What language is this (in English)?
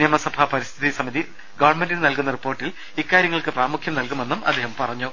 Malayalam